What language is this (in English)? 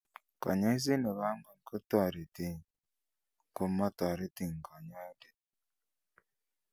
Kalenjin